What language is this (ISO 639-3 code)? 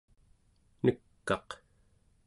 esu